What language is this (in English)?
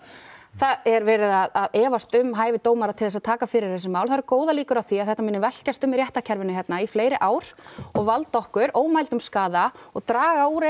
Icelandic